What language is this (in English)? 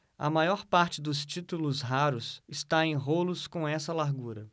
Portuguese